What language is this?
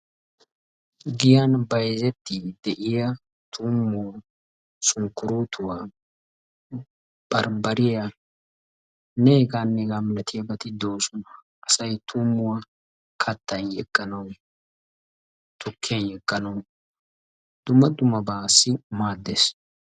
Wolaytta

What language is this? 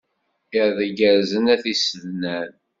Kabyle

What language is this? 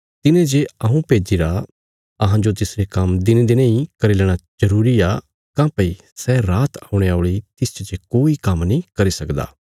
Bilaspuri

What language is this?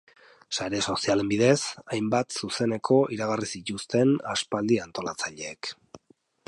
Basque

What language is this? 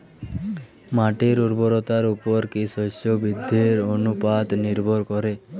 Bangla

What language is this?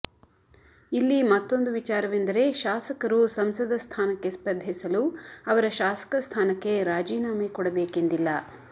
Kannada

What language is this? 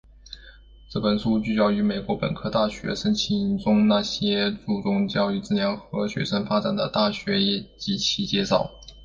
Chinese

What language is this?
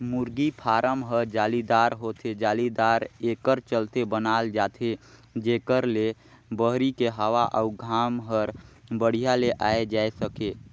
Chhattisgarhi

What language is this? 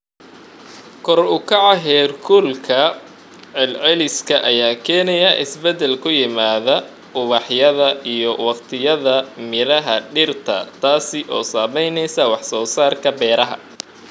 Somali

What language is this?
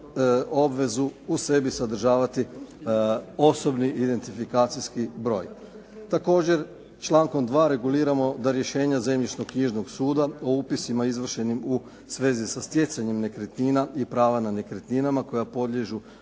Croatian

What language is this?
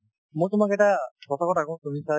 Assamese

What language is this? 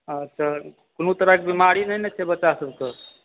Maithili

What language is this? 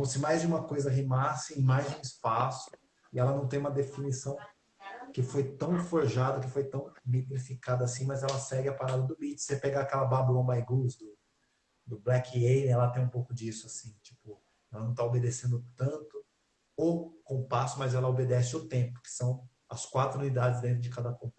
Portuguese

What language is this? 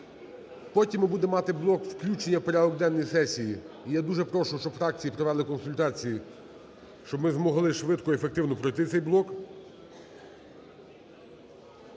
Ukrainian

